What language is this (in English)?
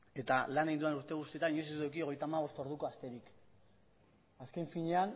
Basque